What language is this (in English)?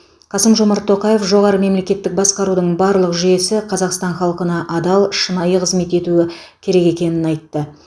Kazakh